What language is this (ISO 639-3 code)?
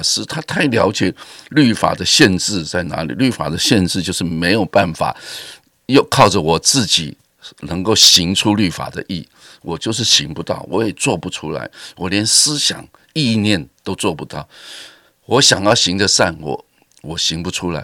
zho